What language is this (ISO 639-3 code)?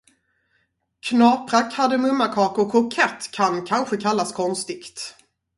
swe